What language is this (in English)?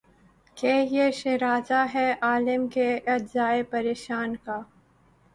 Urdu